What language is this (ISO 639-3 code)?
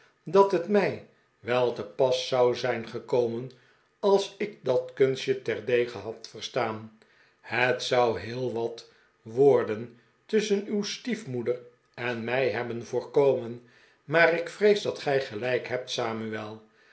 nld